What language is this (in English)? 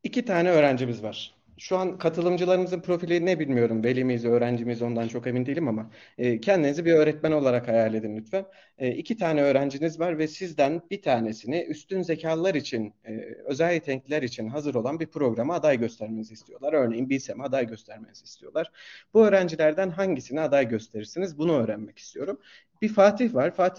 Turkish